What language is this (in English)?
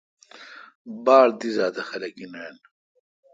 Kalkoti